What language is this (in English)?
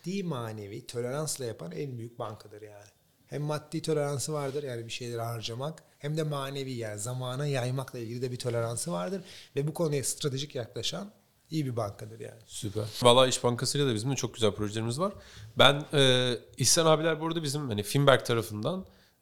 Turkish